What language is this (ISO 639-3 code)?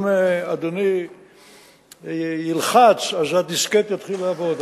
heb